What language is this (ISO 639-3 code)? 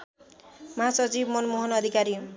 nep